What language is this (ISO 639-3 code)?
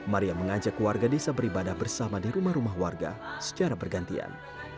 ind